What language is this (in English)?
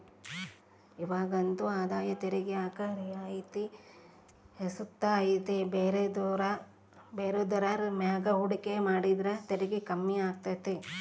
Kannada